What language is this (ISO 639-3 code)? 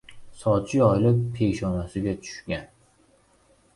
uzb